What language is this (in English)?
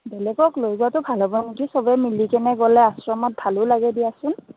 Assamese